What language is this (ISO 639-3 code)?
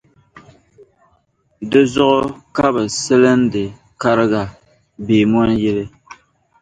dag